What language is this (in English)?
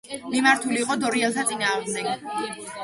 Georgian